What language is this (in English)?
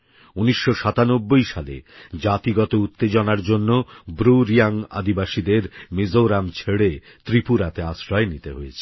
Bangla